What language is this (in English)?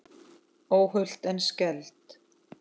Icelandic